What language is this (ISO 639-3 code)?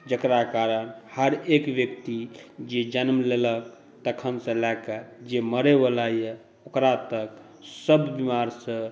mai